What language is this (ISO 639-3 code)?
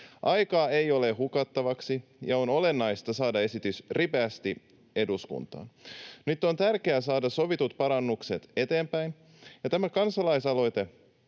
fin